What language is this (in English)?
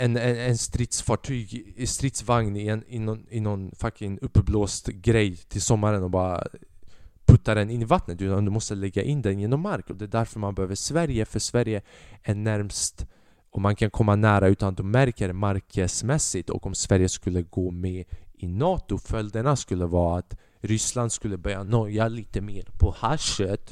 Swedish